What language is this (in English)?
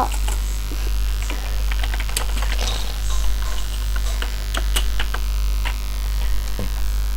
Thai